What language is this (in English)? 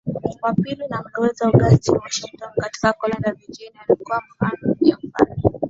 Swahili